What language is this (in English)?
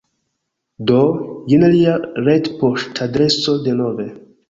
Esperanto